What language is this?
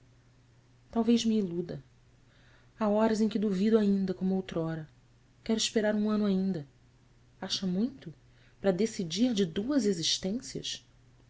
Portuguese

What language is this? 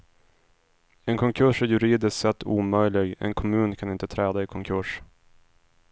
Swedish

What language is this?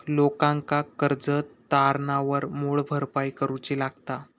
Marathi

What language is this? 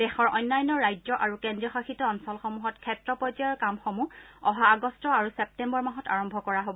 Assamese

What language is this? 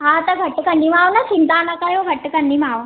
Sindhi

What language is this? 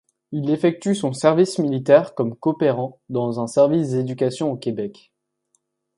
French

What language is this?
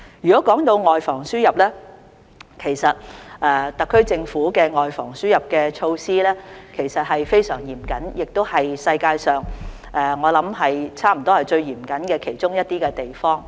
Cantonese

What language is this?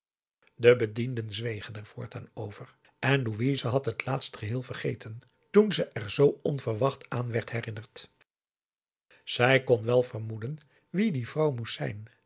Dutch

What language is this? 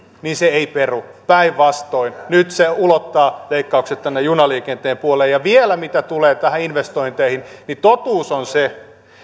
Finnish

